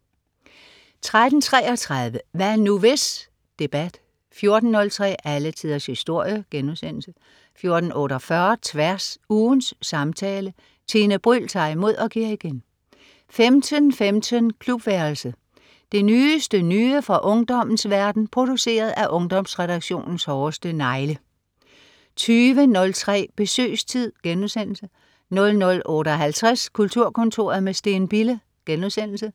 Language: Danish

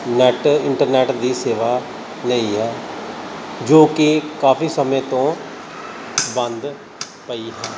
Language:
Punjabi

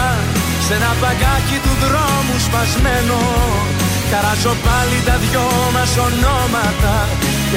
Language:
Greek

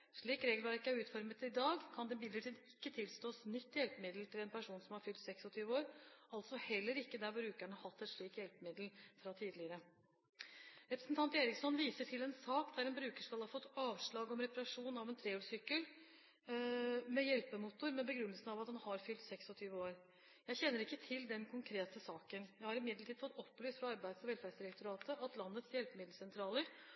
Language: Norwegian Bokmål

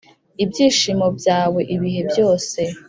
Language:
Kinyarwanda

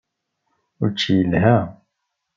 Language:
Kabyle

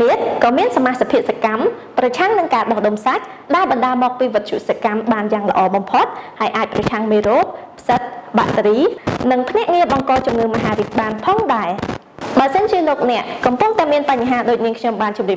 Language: Thai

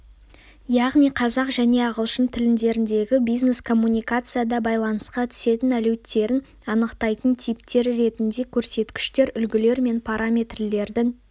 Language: Kazakh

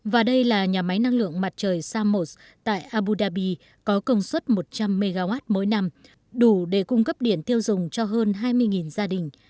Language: Vietnamese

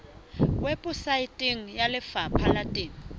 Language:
Southern Sotho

